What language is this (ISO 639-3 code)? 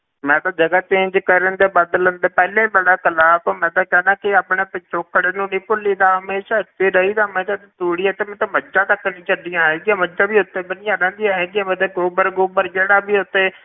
pan